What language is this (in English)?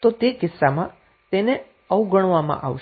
Gujarati